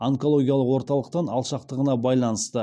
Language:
Kazakh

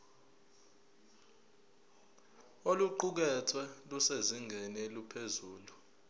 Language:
Zulu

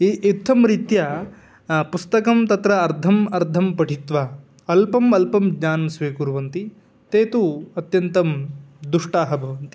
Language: Sanskrit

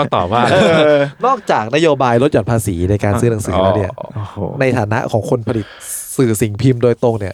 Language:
Thai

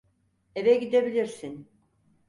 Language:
Turkish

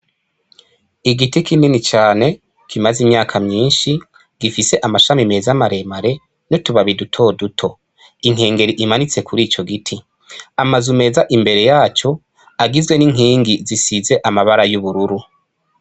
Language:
Rundi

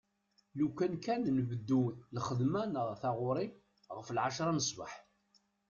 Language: Kabyle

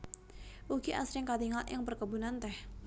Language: Javanese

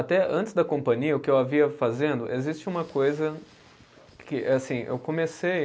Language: Portuguese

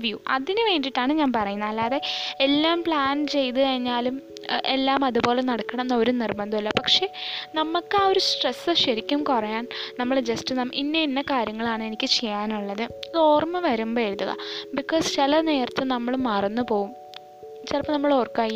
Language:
Malayalam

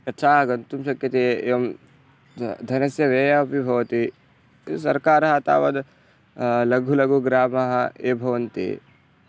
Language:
Sanskrit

